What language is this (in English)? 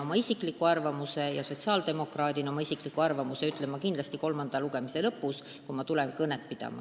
Estonian